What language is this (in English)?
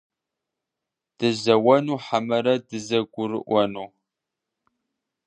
Kabardian